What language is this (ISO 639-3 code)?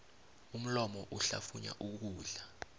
nbl